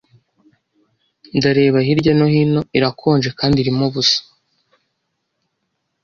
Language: Kinyarwanda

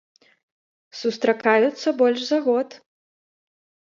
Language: Belarusian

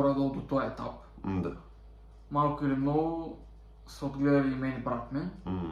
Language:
Bulgarian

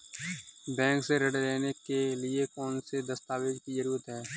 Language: Hindi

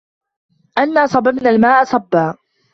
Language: Arabic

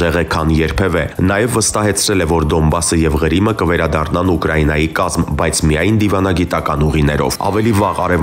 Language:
Romanian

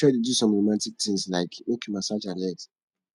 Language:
Nigerian Pidgin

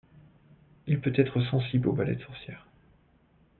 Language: French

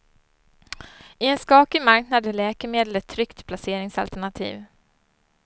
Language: Swedish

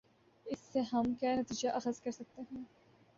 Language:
Urdu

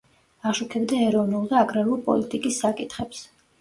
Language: Georgian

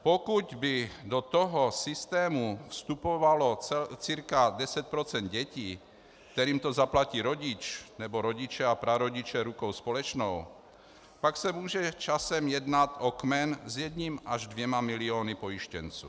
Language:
Czech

